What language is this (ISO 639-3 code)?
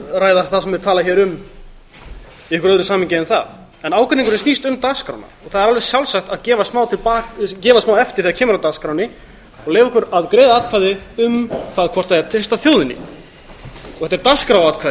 isl